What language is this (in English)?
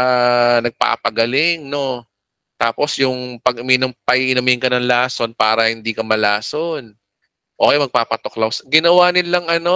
Filipino